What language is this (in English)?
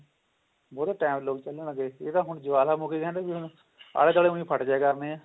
Punjabi